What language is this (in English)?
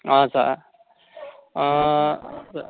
Nepali